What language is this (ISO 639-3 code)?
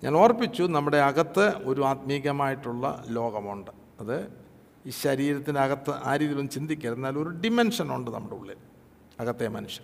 mal